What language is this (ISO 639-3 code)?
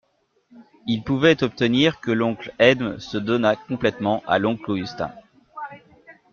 fra